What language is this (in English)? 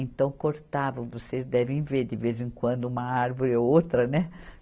Portuguese